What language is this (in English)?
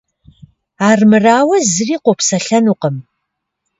Kabardian